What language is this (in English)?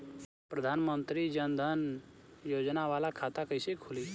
Bhojpuri